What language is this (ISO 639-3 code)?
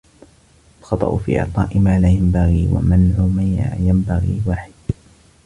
ara